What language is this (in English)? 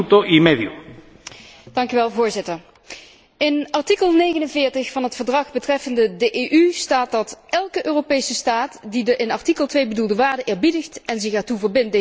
Dutch